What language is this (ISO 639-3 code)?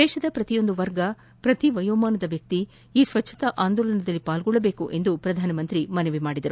kan